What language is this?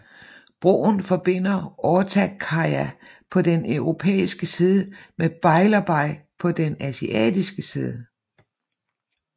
Danish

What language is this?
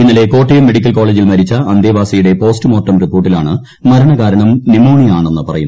Malayalam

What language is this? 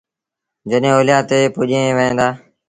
Sindhi Bhil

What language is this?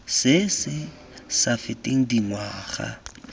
Tswana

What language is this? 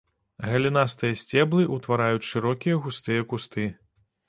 Belarusian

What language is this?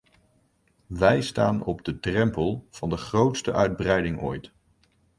Dutch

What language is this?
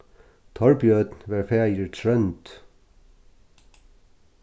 Faroese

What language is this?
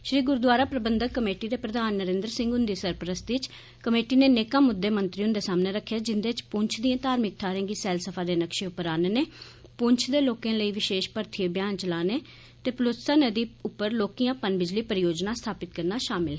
Dogri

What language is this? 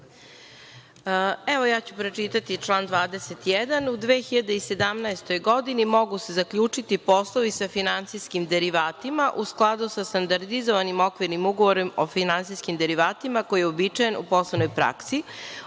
Serbian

